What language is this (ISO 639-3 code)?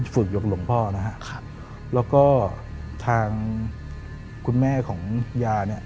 tha